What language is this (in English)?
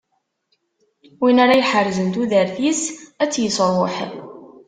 Kabyle